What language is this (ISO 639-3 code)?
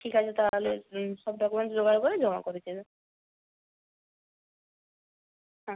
ben